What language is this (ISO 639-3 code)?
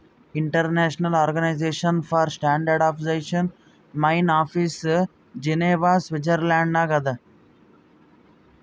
kan